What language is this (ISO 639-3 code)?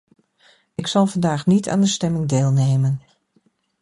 nld